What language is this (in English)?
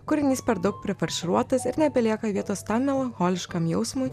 Lithuanian